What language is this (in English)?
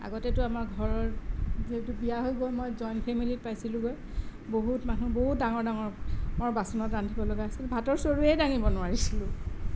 Assamese